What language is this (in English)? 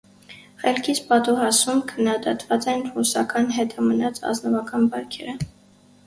Armenian